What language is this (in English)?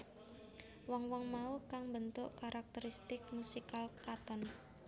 Javanese